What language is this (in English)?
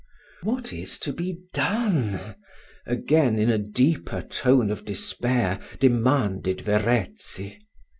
English